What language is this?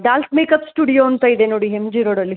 Kannada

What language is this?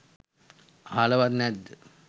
Sinhala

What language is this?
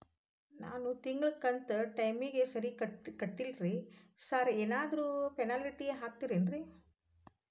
Kannada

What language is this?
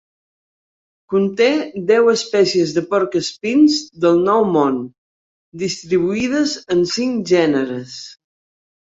Catalan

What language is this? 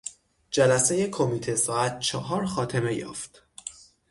Persian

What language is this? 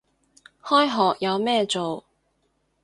Cantonese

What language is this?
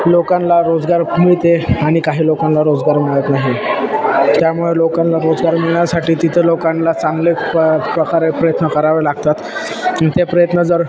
Marathi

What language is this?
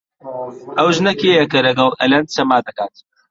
Central Kurdish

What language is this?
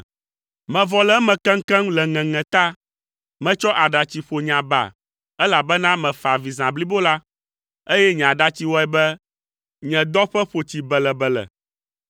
Ewe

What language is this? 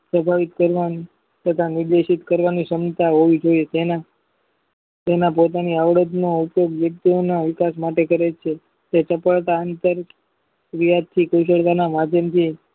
Gujarati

